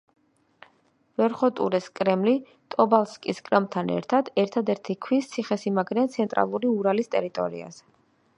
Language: Georgian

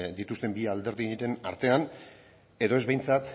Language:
Basque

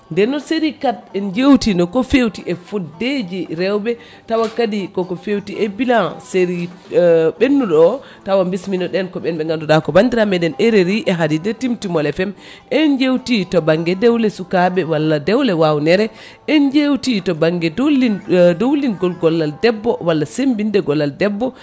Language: Fula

